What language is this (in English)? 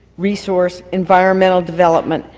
English